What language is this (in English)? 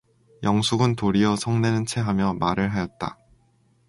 Korean